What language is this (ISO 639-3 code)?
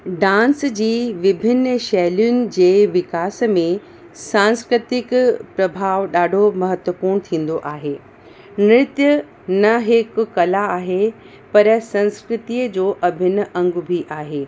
snd